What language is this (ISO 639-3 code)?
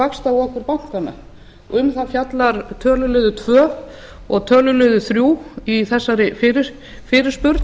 isl